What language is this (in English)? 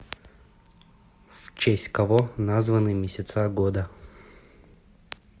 Russian